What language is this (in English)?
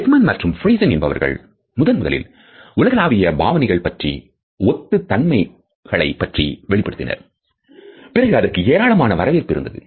Tamil